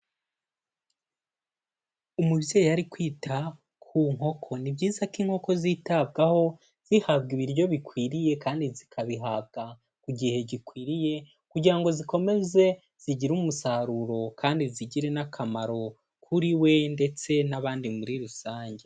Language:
Kinyarwanda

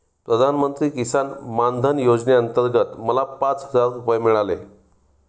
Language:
Marathi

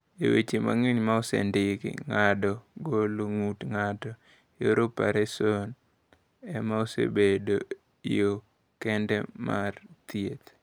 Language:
Luo (Kenya and Tanzania)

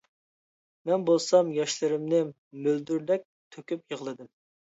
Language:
Uyghur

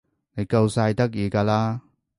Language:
Cantonese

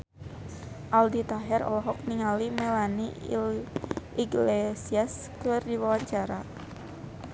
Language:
Sundanese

